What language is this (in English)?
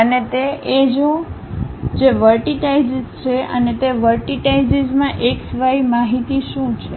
Gujarati